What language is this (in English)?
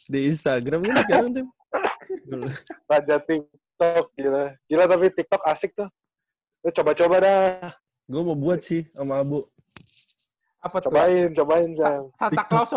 Indonesian